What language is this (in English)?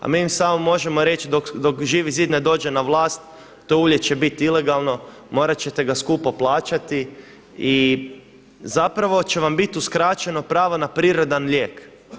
Croatian